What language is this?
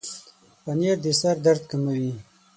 Pashto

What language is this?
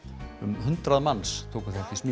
Icelandic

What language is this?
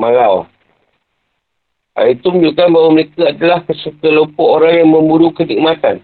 Malay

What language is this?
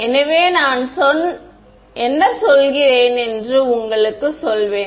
Tamil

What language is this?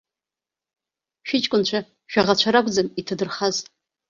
Abkhazian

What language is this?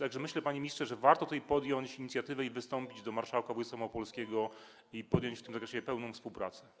Polish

